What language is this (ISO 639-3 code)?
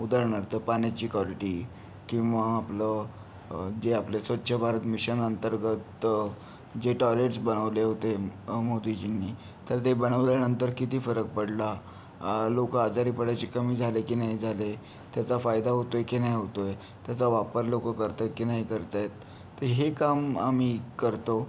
mar